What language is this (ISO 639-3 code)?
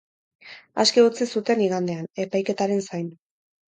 eus